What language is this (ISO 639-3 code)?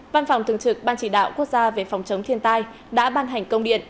vie